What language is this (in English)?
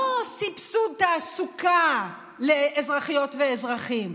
Hebrew